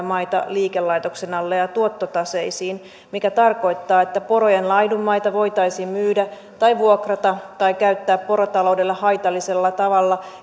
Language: Finnish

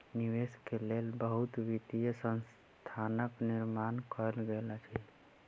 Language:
Maithili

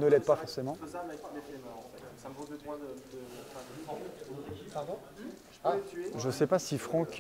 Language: French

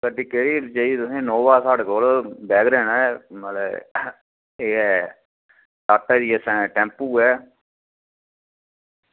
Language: Dogri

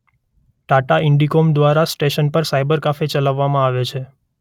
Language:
Gujarati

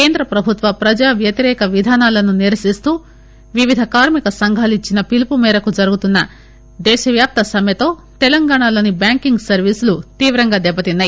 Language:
Telugu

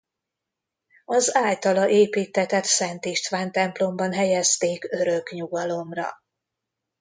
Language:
Hungarian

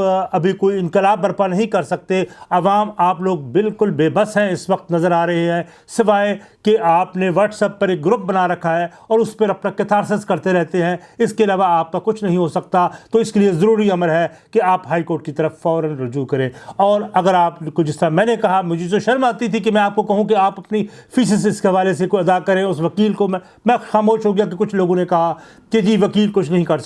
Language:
Urdu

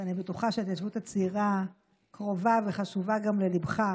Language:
Hebrew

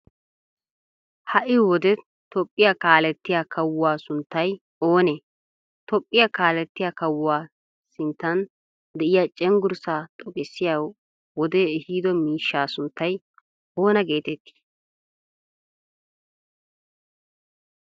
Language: Wolaytta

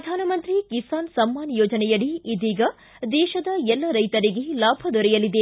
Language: Kannada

